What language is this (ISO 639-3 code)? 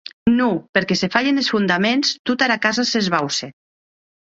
oci